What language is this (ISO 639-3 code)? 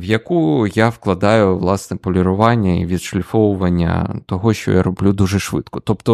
ukr